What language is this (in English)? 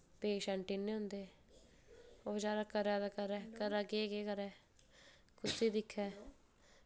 Dogri